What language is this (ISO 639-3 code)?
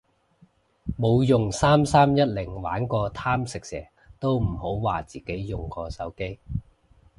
yue